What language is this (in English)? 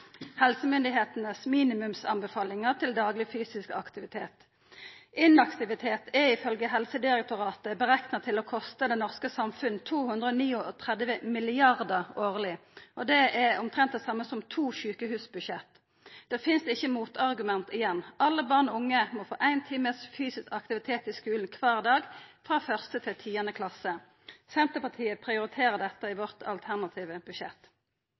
Norwegian Nynorsk